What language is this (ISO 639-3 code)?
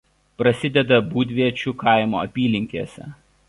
lit